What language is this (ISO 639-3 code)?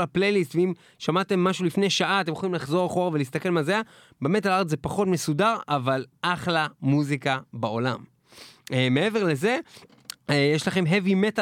heb